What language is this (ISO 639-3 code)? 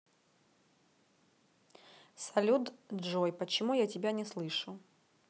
rus